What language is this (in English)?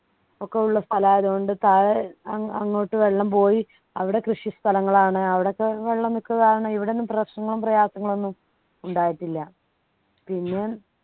Malayalam